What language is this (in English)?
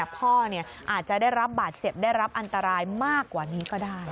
Thai